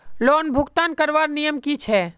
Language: Magahi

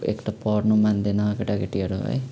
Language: Nepali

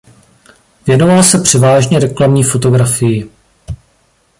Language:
Czech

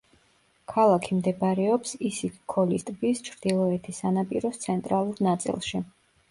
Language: Georgian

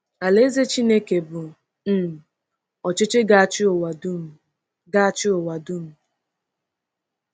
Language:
Igbo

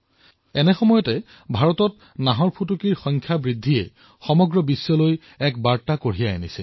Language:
Assamese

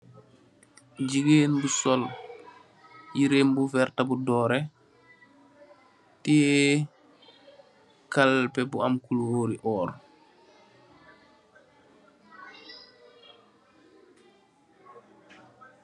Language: Wolof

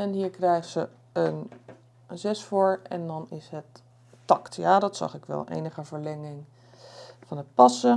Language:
Dutch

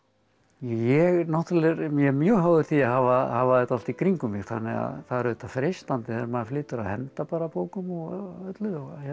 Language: Icelandic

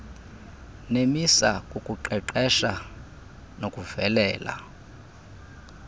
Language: Xhosa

